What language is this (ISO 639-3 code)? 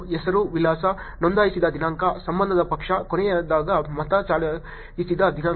kan